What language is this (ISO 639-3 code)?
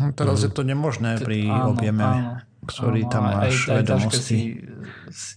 slk